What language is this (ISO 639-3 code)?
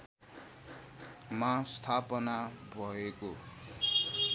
nep